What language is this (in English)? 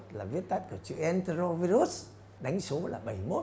Vietnamese